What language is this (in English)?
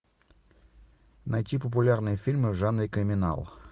Russian